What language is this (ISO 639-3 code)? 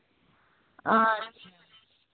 sat